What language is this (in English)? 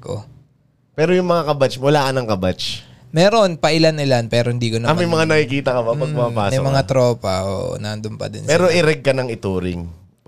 Filipino